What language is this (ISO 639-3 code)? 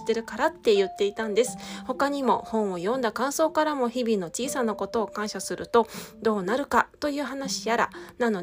jpn